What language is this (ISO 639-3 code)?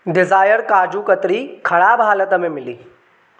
snd